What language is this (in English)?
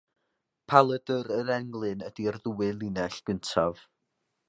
Welsh